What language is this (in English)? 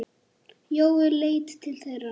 Icelandic